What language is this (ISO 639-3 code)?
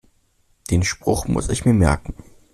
deu